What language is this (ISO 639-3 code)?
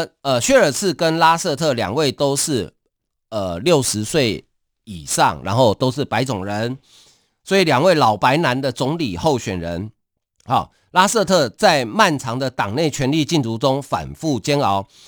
zho